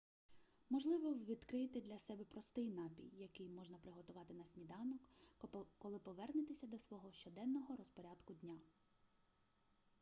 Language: Ukrainian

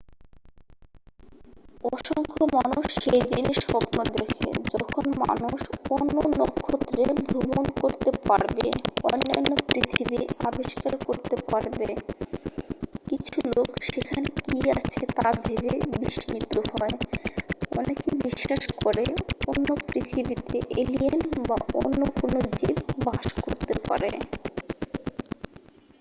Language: Bangla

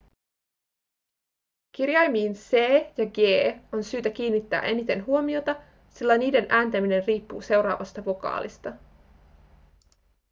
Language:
Finnish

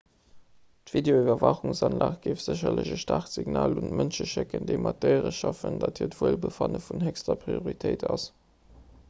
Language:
Luxembourgish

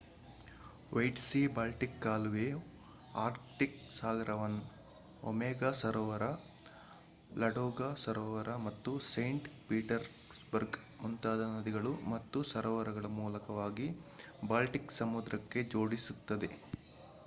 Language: Kannada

